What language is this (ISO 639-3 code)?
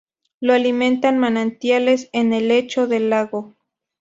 spa